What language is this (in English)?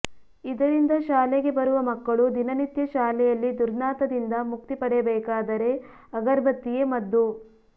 Kannada